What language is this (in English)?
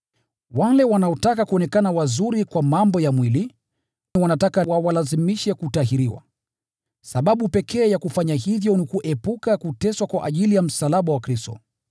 Swahili